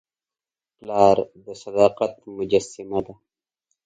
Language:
Pashto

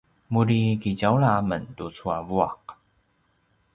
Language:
Paiwan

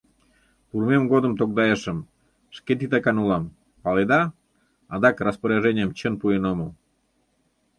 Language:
Mari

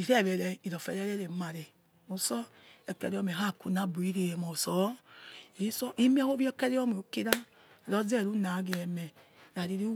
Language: Yekhee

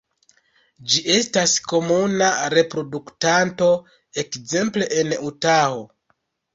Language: Esperanto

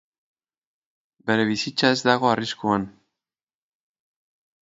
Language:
Basque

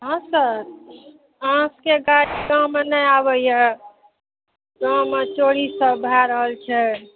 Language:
Maithili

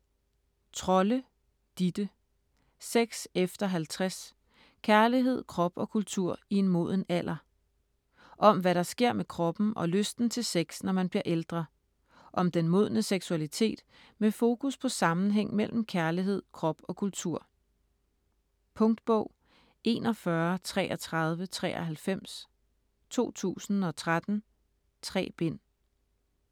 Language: Danish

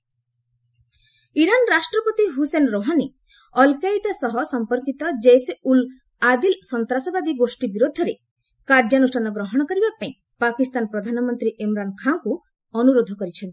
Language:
Odia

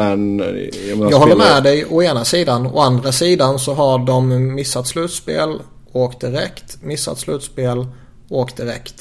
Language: Swedish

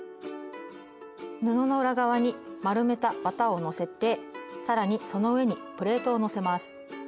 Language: Japanese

